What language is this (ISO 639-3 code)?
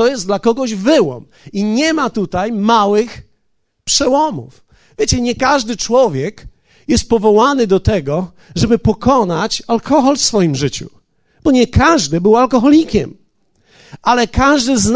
pol